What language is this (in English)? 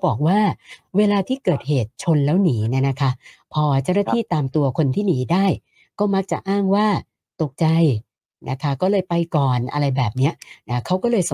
Thai